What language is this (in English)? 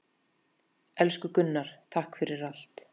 Icelandic